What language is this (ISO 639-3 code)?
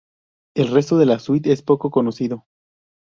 spa